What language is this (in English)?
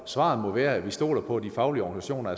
Danish